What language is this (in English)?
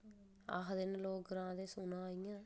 Dogri